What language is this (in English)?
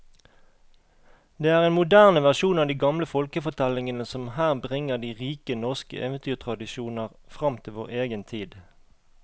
Norwegian